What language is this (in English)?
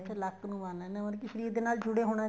Punjabi